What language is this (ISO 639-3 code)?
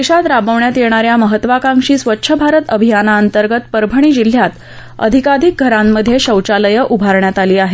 mar